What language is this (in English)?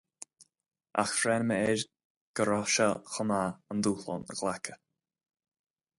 Irish